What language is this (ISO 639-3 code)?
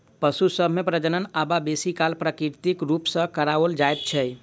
mai